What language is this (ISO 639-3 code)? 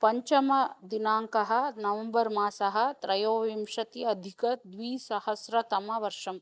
san